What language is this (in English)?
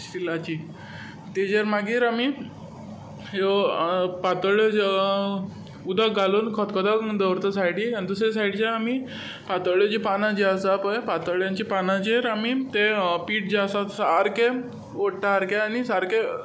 Konkani